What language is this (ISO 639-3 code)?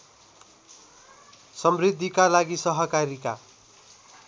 nep